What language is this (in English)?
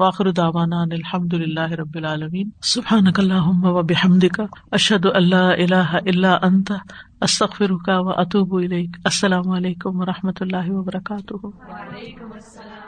Urdu